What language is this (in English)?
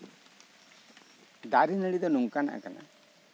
Santali